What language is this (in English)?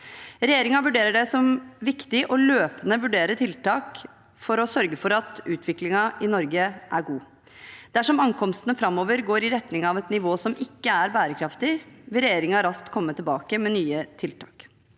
Norwegian